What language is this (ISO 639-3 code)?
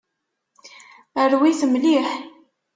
kab